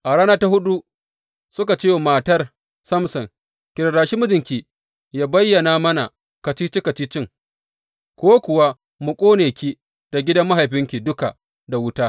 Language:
Hausa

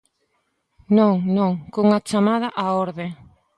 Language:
Galician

